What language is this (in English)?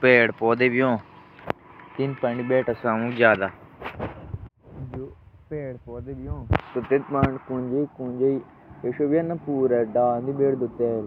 Jaunsari